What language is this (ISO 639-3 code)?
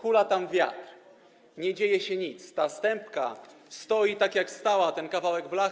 pol